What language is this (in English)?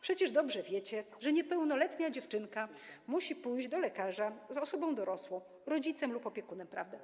Polish